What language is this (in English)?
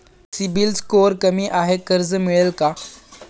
Marathi